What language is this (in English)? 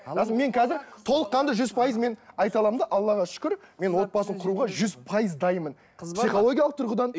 Kazakh